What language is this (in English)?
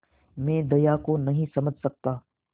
Hindi